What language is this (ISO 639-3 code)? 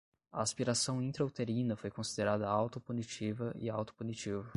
por